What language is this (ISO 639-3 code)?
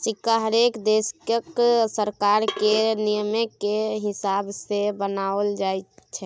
mai